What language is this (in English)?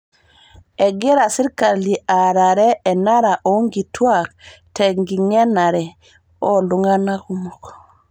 Masai